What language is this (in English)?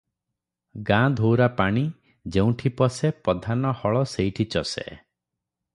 Odia